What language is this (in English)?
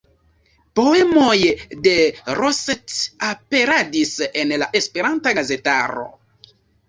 Esperanto